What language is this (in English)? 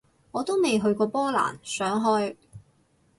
Cantonese